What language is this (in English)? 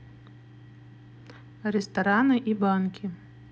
Russian